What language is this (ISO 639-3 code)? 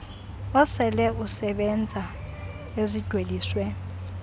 xho